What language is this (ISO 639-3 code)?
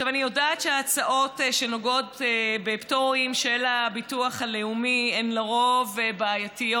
heb